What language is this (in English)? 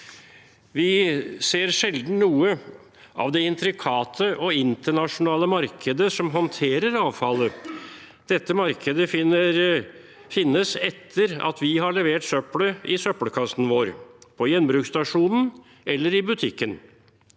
Norwegian